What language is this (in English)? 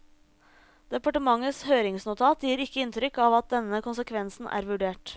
Norwegian